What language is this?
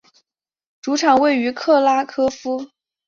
Chinese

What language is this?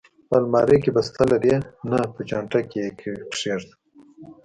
Pashto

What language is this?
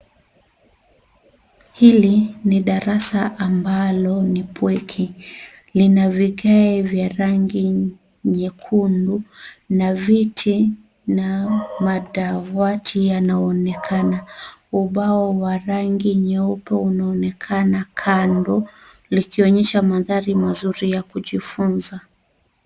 Swahili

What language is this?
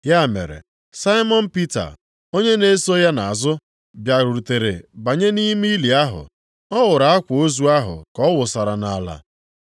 Igbo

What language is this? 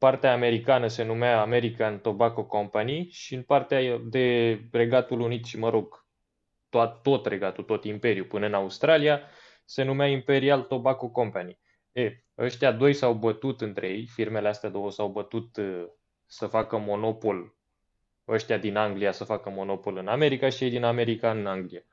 Romanian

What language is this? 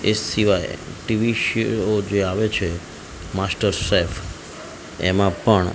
Gujarati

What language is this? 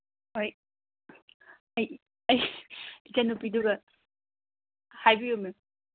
Manipuri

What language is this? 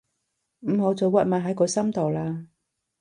Cantonese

